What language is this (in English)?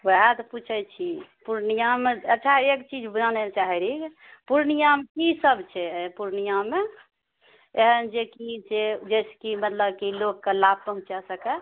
Maithili